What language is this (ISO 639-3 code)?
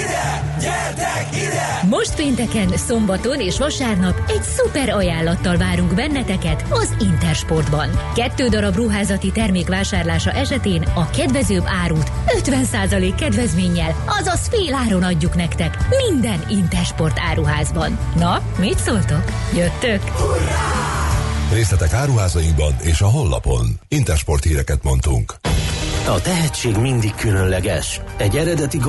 hun